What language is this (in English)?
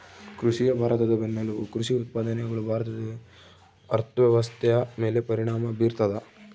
Kannada